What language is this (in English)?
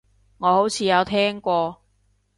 Cantonese